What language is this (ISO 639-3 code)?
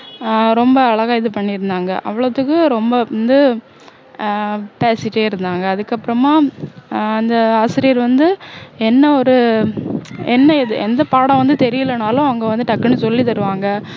tam